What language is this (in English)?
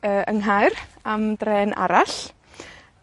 Welsh